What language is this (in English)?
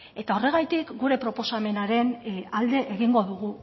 Basque